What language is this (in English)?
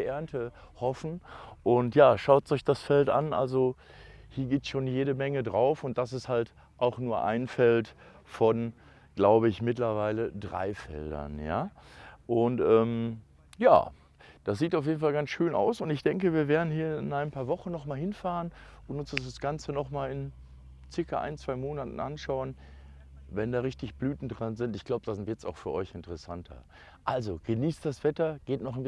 German